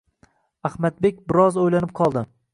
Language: Uzbek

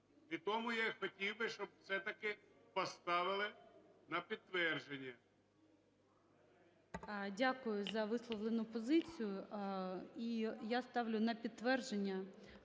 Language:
Ukrainian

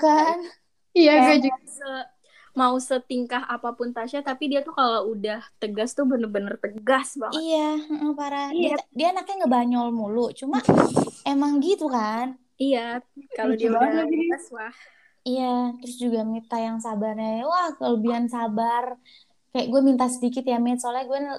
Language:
Indonesian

